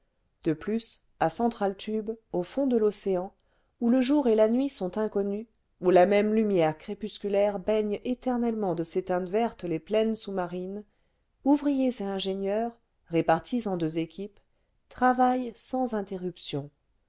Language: French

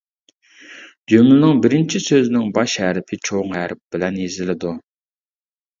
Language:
Uyghur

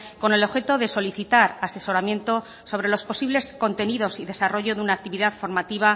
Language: Spanish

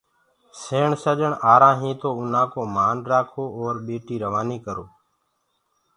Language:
Gurgula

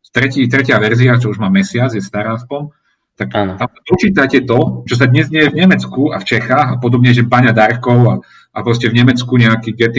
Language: Slovak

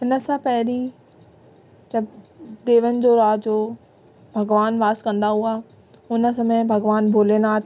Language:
Sindhi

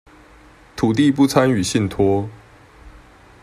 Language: Chinese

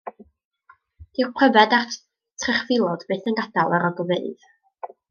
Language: Welsh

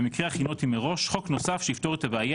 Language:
Hebrew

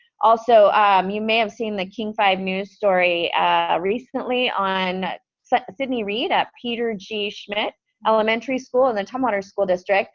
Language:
English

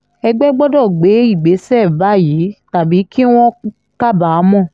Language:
Yoruba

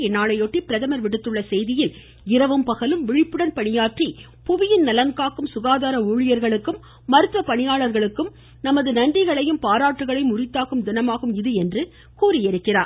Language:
Tamil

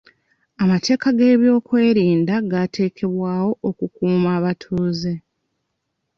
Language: Ganda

